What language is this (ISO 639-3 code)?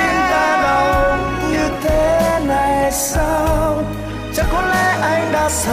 vie